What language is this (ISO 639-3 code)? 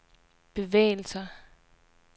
dan